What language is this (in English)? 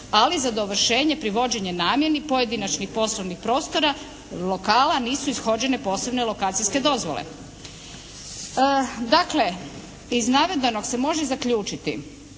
Croatian